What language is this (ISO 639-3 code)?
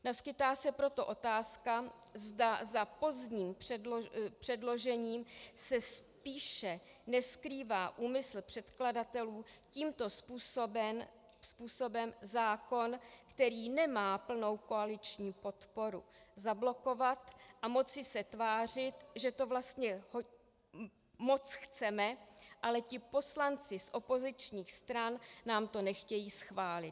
ces